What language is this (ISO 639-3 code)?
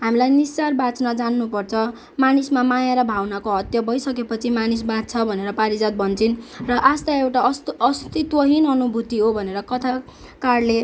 nep